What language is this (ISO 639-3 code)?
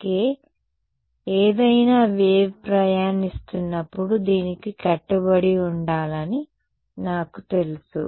tel